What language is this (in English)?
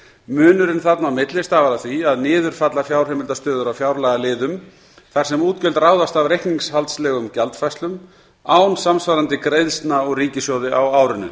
Icelandic